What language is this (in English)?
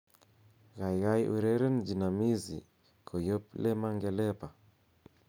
Kalenjin